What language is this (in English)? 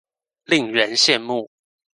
Chinese